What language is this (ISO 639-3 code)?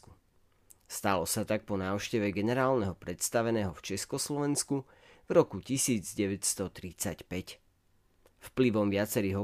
slk